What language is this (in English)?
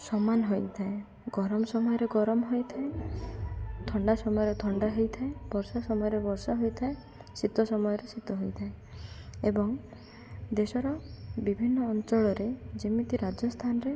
Odia